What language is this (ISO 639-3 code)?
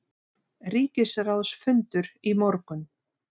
isl